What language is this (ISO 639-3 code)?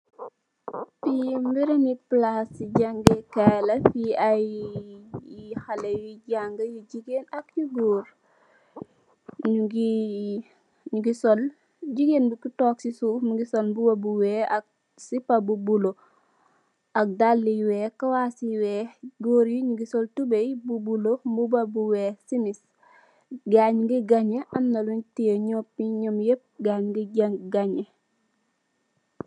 wol